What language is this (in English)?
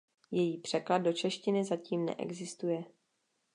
Czech